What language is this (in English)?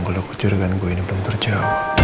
Indonesian